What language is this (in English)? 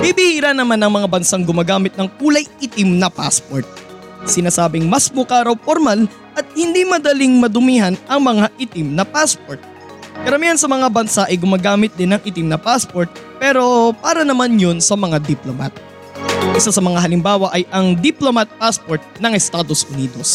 Filipino